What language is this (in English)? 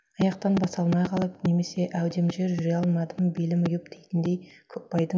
Kazakh